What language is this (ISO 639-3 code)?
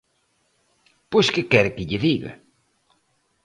glg